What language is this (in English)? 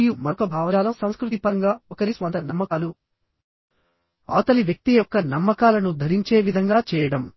Telugu